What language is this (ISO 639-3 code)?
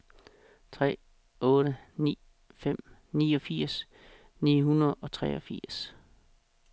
dan